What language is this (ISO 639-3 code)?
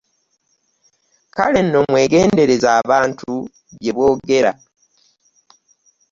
lug